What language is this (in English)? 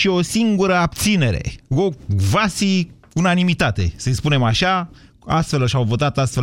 Romanian